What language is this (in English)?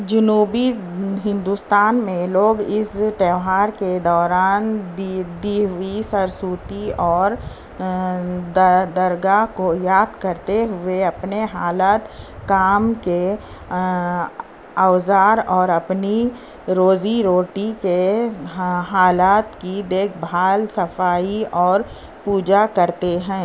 Urdu